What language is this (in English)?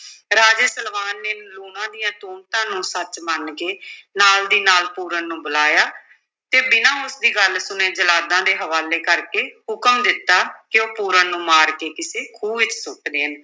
Punjabi